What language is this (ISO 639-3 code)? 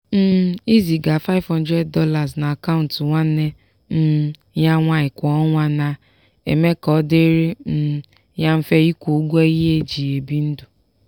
ibo